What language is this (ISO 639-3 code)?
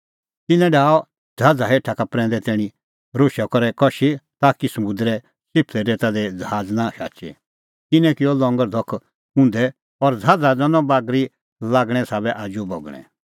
kfx